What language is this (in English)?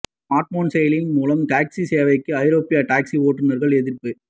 Tamil